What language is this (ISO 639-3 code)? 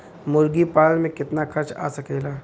bho